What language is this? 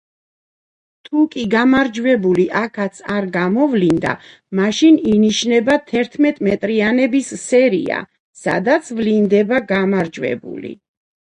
Georgian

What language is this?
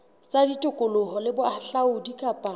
Southern Sotho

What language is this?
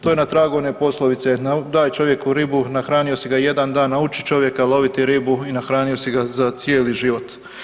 Croatian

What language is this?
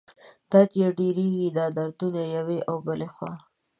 Pashto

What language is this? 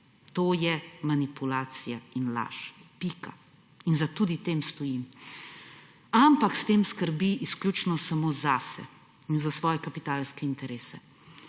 Slovenian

